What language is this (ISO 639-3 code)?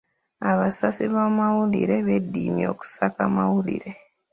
lug